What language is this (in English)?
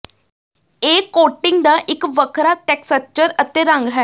Punjabi